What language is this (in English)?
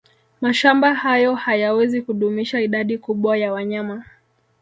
Swahili